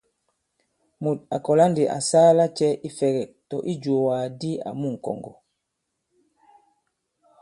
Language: Bankon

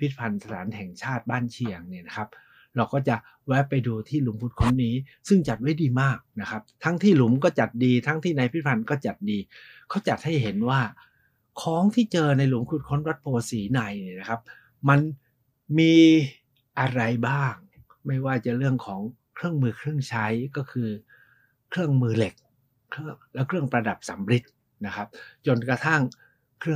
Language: Thai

